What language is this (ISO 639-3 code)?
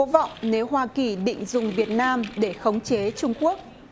vie